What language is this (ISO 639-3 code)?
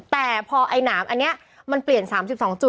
tha